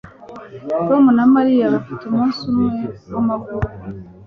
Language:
Kinyarwanda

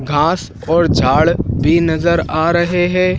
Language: Hindi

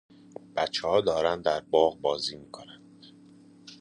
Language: Persian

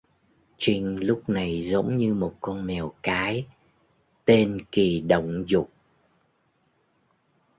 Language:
Vietnamese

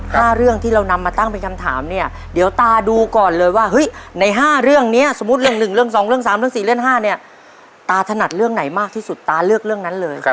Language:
Thai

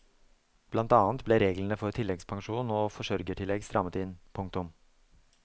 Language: Norwegian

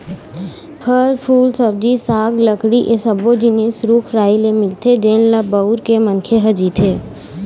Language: Chhattisgarhi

